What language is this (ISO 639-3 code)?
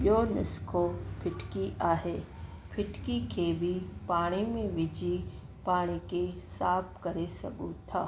snd